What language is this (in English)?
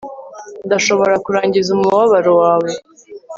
Kinyarwanda